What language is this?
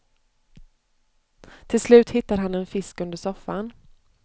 Swedish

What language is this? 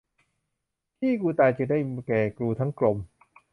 Thai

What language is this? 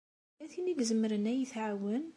Kabyle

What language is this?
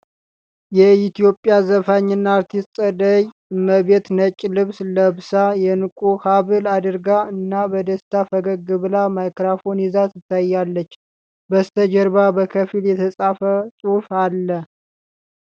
Amharic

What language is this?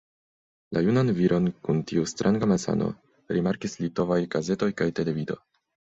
Esperanto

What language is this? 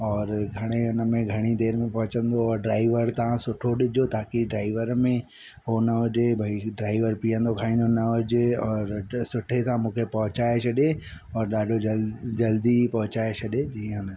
Sindhi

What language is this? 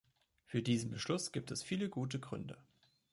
German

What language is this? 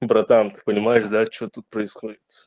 Russian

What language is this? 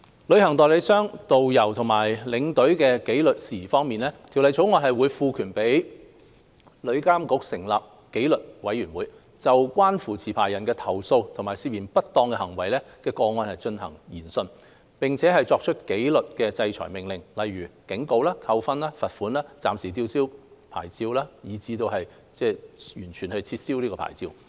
Cantonese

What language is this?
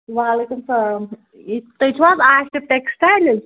Kashmiri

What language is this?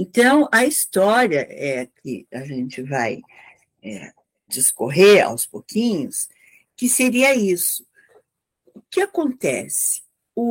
Portuguese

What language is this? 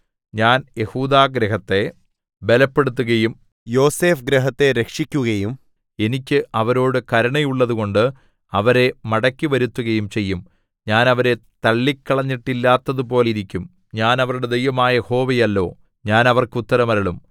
Malayalam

